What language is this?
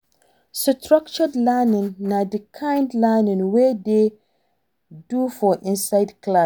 Nigerian Pidgin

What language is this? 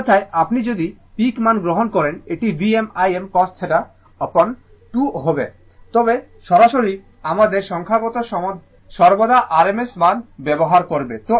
Bangla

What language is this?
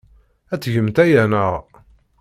Kabyle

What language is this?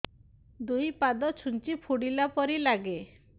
Odia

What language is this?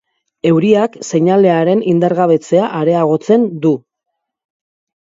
Basque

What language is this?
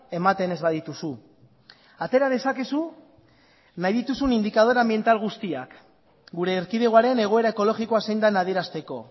Basque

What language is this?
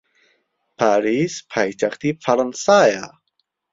Central Kurdish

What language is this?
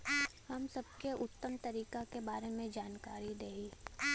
Bhojpuri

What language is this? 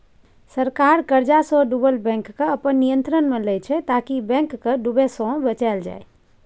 Maithili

